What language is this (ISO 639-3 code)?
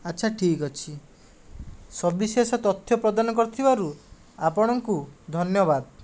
ori